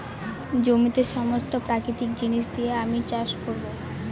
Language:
Bangla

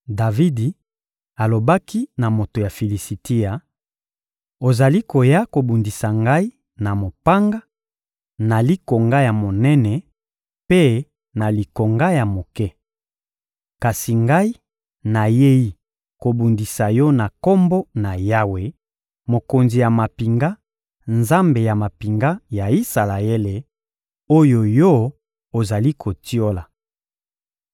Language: Lingala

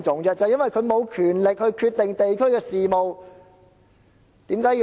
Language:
Cantonese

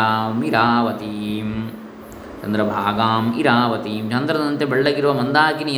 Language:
Kannada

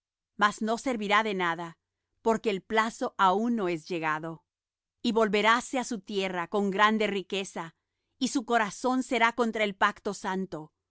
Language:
Spanish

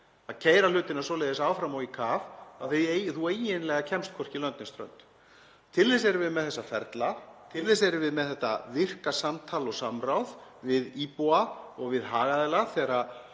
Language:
Icelandic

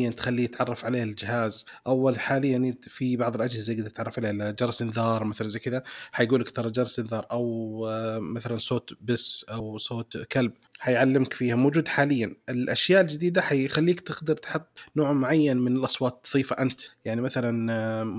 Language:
Arabic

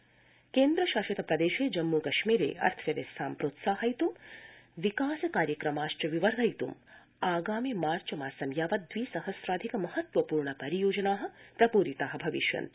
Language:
Sanskrit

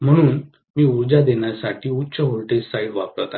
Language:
Marathi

